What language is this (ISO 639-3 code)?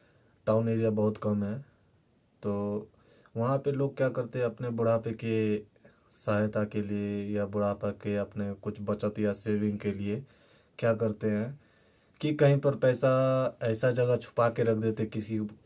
hin